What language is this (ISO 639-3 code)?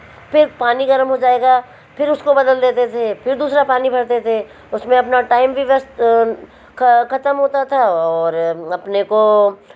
hin